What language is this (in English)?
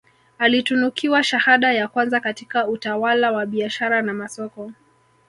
Swahili